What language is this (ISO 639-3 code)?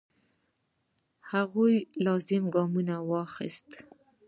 pus